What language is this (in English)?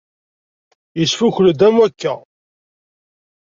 Kabyle